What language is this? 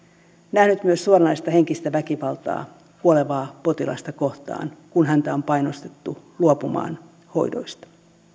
Finnish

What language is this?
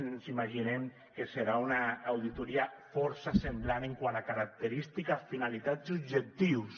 Catalan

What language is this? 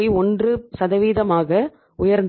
Tamil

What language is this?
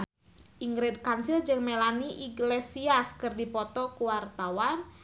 Sundanese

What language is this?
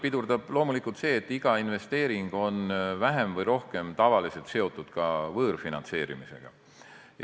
Estonian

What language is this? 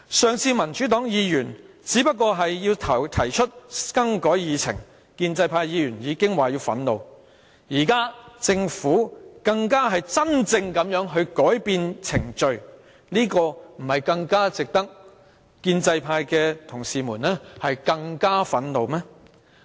Cantonese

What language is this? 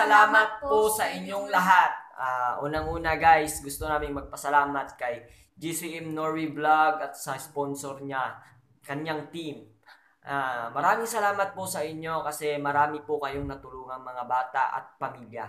Filipino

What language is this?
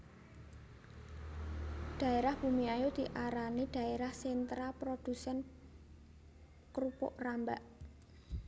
Javanese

